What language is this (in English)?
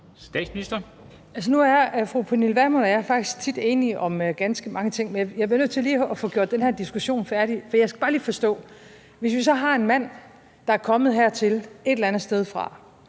Danish